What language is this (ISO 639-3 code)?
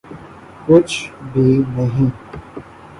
urd